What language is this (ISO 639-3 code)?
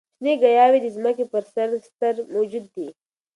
pus